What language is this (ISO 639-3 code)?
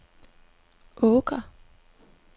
dan